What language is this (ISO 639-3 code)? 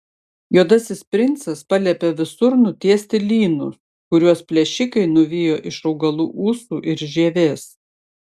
lit